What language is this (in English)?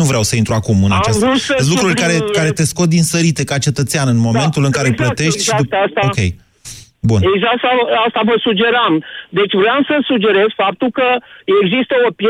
Romanian